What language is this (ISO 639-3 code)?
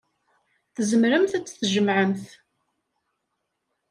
kab